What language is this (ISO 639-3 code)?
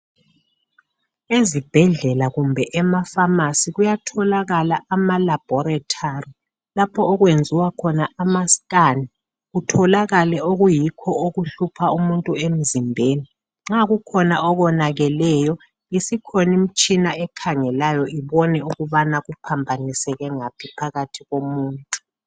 nde